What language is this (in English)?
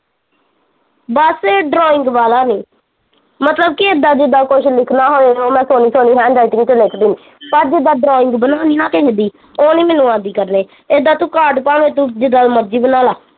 Punjabi